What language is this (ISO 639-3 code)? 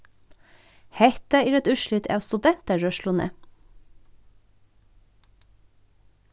fao